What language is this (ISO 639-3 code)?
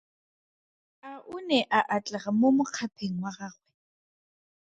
tsn